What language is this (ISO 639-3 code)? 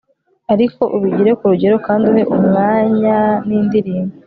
kin